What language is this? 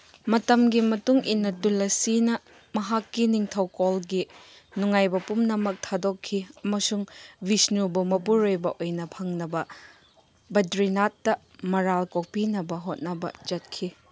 Manipuri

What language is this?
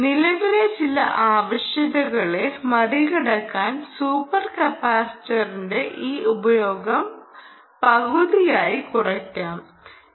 Malayalam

